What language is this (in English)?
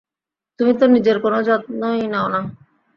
Bangla